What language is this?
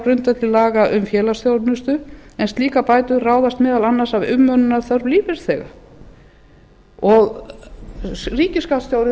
Icelandic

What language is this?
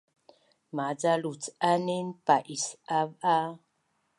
Bunun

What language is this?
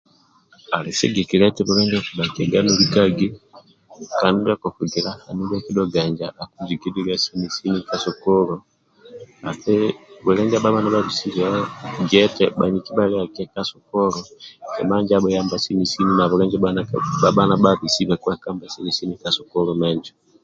Amba (Uganda)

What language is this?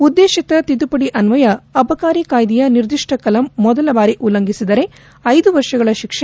Kannada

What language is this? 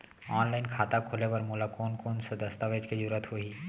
Chhattisgarhi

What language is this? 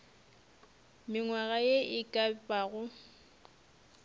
Northern Sotho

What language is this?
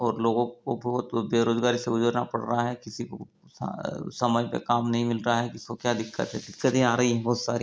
Hindi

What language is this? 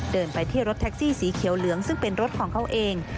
Thai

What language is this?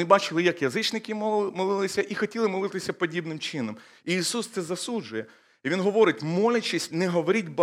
Ukrainian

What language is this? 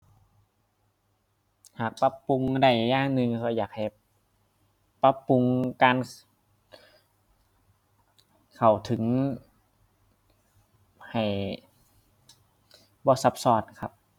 Thai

